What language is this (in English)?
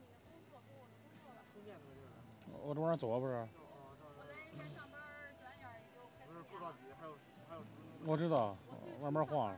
Chinese